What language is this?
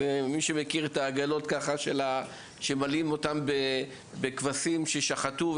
Hebrew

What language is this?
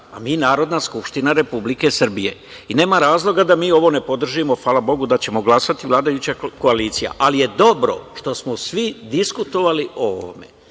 Serbian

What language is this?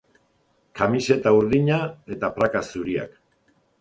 Basque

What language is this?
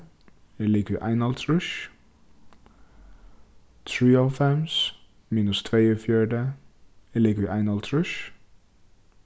Faroese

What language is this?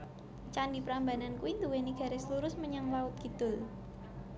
Javanese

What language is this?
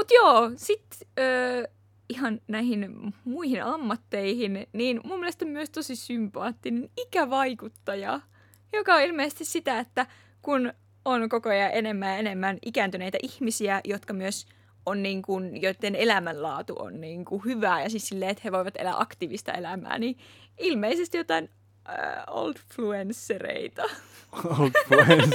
Finnish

